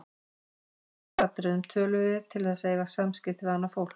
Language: Icelandic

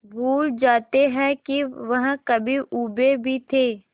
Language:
Hindi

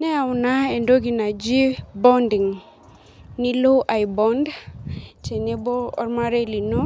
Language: Masai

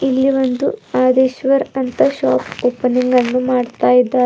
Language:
Kannada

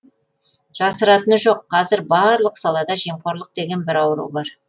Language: Kazakh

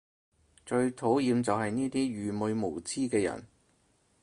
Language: Cantonese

